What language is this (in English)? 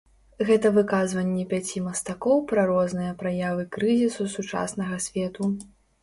Belarusian